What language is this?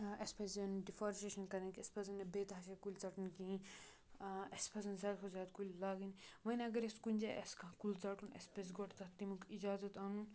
Kashmiri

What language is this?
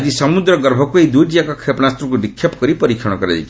Odia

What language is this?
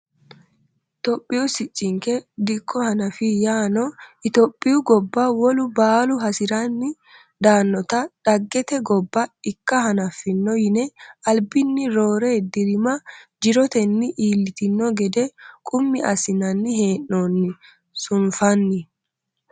Sidamo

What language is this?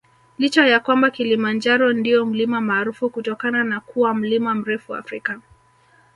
Swahili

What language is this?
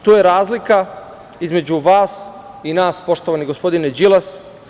Serbian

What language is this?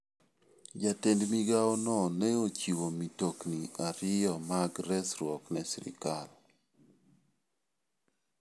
Luo (Kenya and Tanzania)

